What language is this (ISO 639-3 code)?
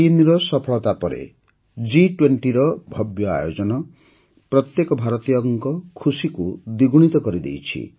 ori